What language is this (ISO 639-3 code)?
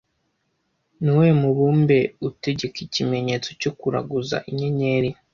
kin